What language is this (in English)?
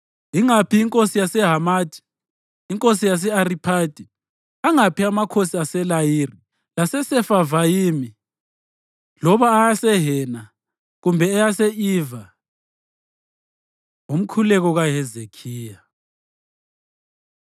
North Ndebele